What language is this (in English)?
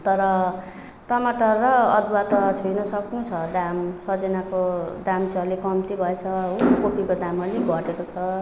Nepali